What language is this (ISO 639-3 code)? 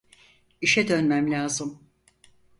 tur